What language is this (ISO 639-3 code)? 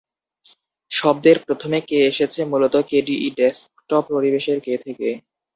ben